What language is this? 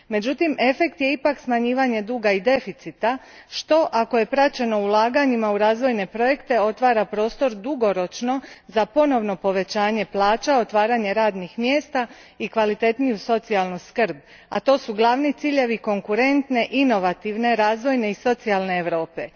Croatian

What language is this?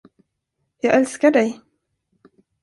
Swedish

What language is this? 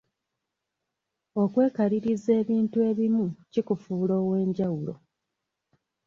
Ganda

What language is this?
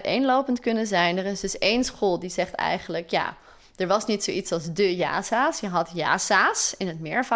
Dutch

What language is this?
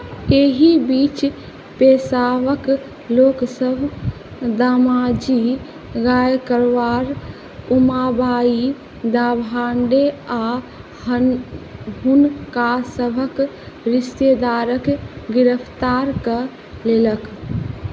Maithili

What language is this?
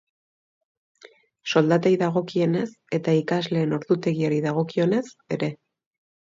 Basque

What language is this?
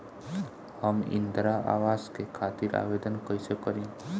Bhojpuri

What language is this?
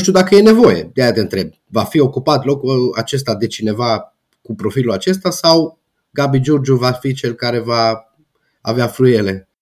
Romanian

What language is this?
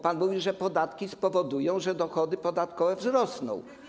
Polish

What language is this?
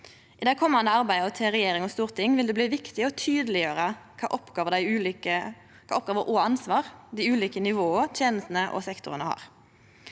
Norwegian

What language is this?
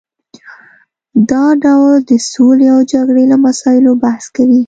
Pashto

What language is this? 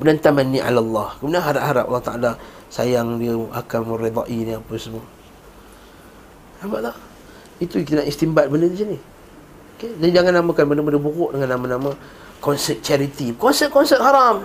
Malay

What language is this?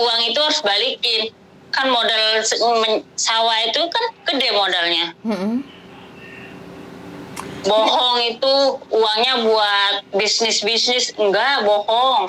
Indonesian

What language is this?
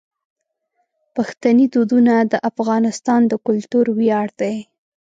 Pashto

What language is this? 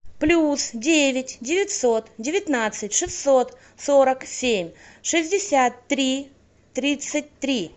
Russian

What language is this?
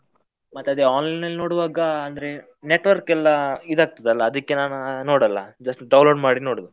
Kannada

